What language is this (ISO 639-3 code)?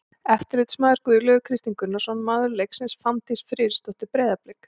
isl